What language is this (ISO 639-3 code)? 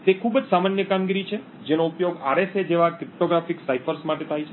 guj